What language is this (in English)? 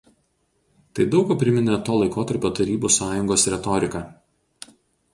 Lithuanian